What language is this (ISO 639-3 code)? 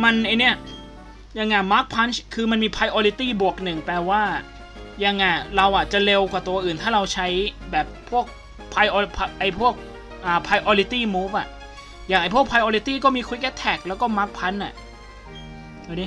tha